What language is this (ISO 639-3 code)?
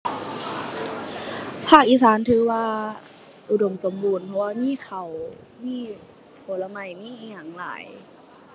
tha